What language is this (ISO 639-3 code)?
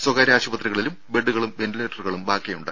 mal